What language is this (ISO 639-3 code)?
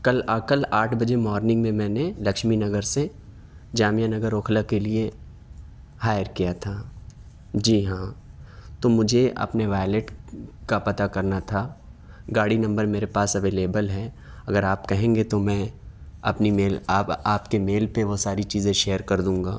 urd